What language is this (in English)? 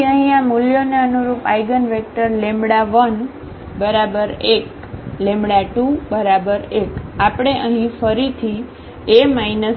Gujarati